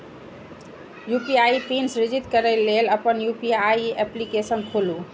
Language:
Maithili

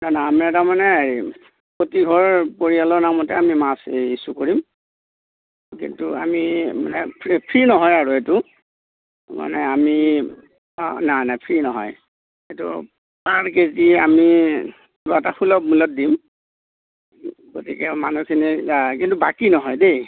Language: Assamese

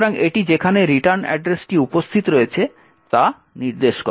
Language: Bangla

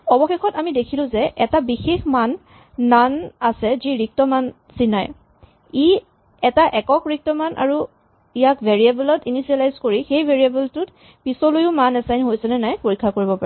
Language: Assamese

